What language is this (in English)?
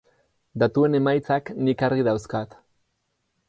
Basque